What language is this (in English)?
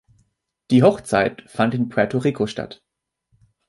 German